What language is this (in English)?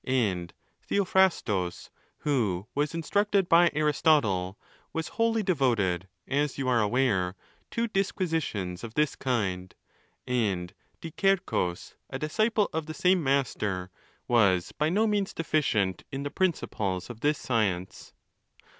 English